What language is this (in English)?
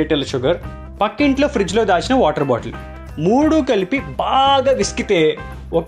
Telugu